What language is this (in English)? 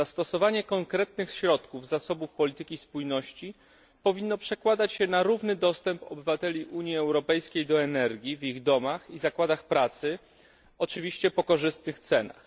Polish